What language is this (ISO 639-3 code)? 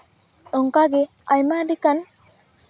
sat